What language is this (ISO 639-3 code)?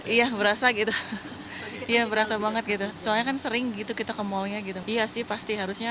ind